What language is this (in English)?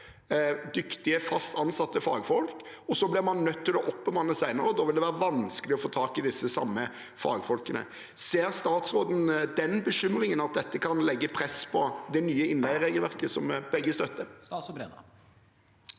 Norwegian